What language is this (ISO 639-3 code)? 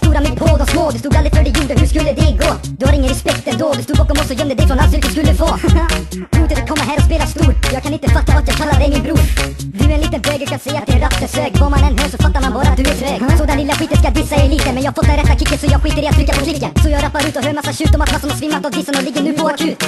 swe